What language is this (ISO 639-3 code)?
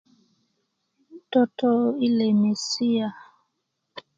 ukv